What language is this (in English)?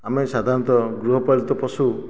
Odia